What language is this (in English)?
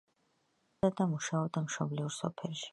Georgian